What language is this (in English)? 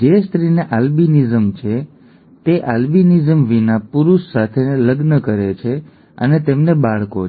Gujarati